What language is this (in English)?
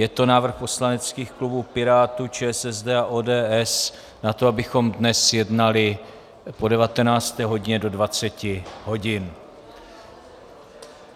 Czech